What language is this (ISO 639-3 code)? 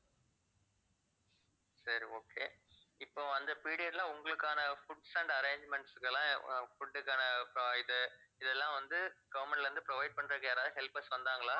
tam